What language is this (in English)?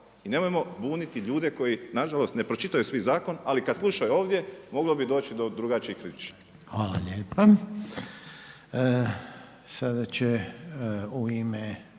Croatian